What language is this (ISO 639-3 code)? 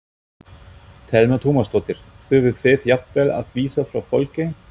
isl